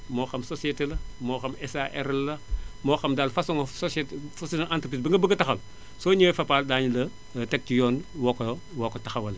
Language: Wolof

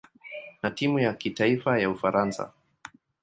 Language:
Swahili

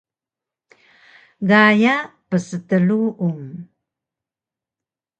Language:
Taroko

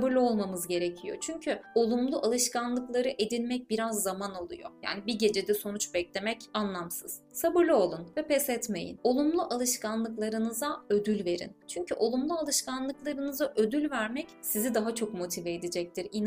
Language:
Turkish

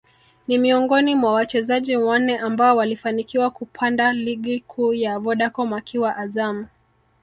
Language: Swahili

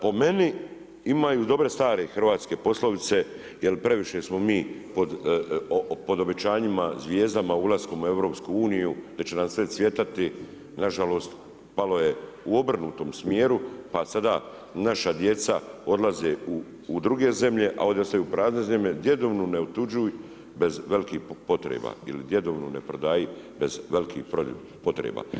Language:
Croatian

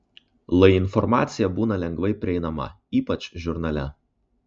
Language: Lithuanian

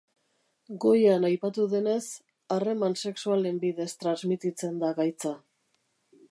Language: Basque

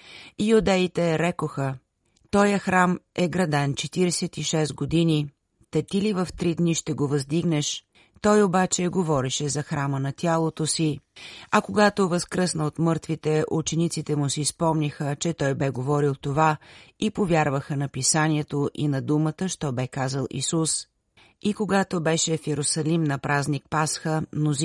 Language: Bulgarian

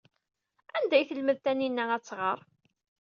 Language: Kabyle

